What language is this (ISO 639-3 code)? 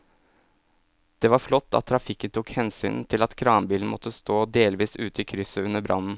nor